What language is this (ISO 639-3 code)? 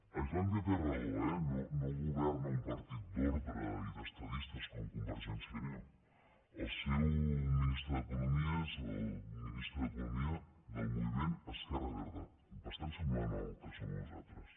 cat